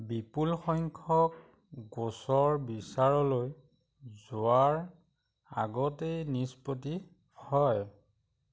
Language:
Assamese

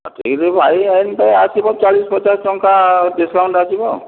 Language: Odia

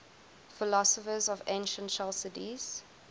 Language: English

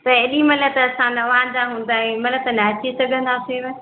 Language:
Sindhi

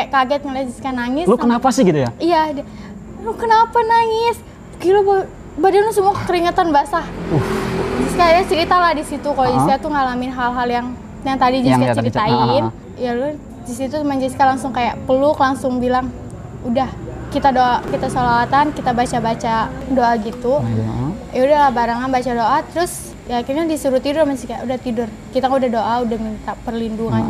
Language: Indonesian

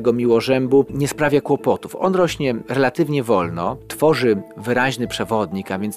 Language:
Polish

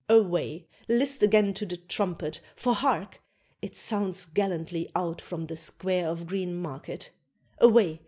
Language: English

